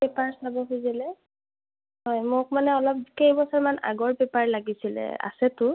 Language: Assamese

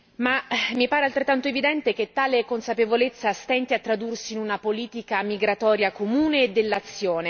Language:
Italian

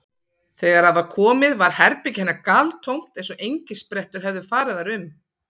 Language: Icelandic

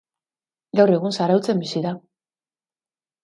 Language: Basque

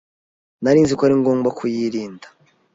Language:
Kinyarwanda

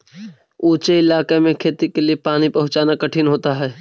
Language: Magahi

